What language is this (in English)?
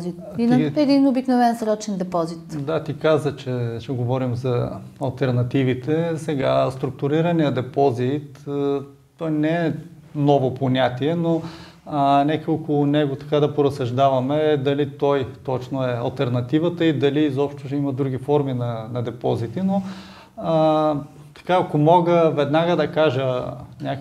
Bulgarian